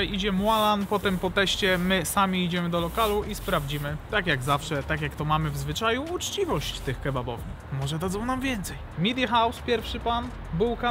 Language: Polish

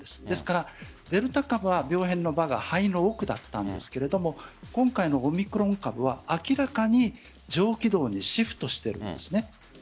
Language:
Japanese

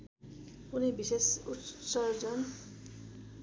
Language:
Nepali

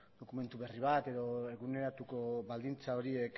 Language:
Basque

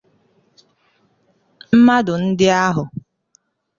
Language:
Igbo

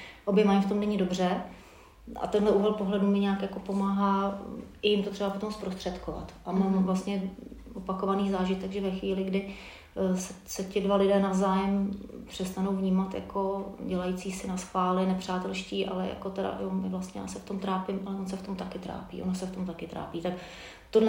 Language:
Czech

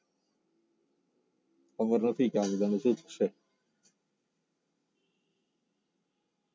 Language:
Gujarati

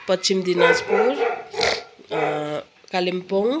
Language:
Nepali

